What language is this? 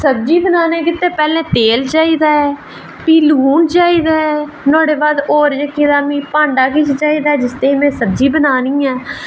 Dogri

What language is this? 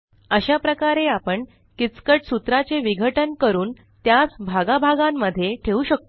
Marathi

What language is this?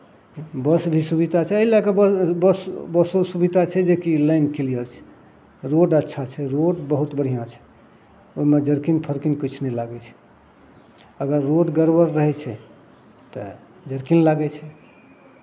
Maithili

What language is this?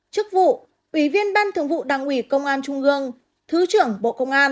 Vietnamese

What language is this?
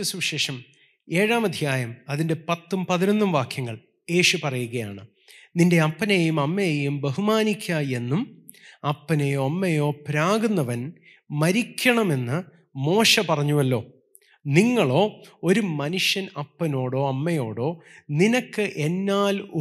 Malayalam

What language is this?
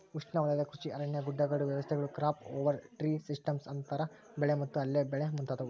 Kannada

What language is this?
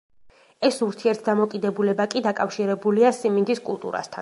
Georgian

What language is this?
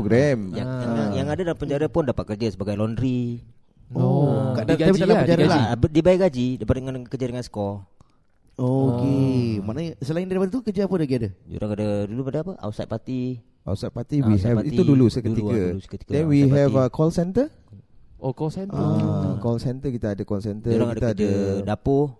Malay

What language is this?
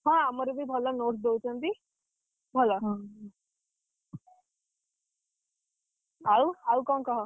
Odia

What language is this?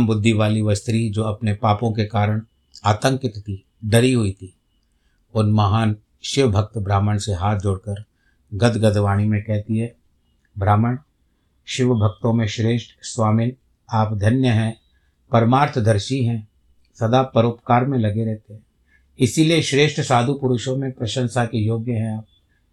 Hindi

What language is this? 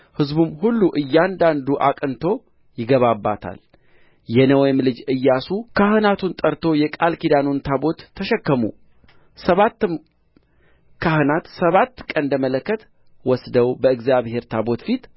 Amharic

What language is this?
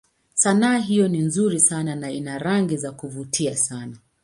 Swahili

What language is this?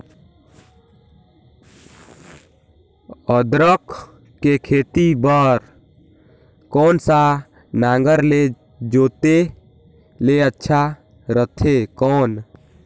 Chhattisgarhi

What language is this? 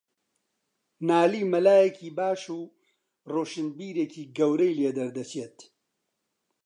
Central Kurdish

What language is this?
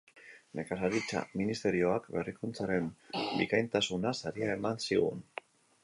Basque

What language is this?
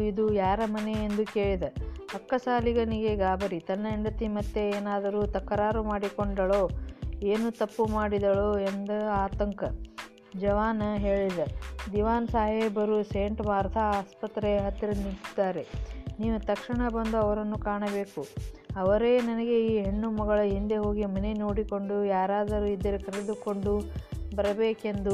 Kannada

